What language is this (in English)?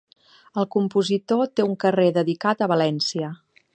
Catalan